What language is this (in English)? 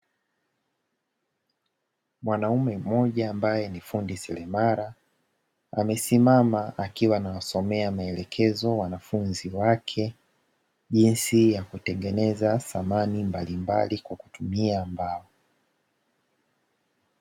Swahili